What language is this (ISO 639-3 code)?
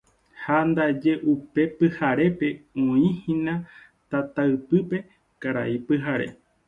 grn